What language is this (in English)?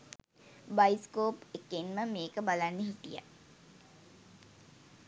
Sinhala